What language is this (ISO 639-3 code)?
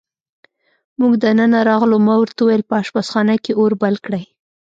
pus